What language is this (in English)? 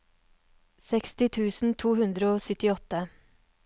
Norwegian